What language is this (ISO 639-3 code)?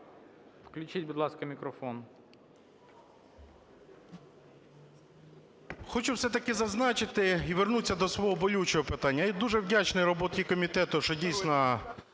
ukr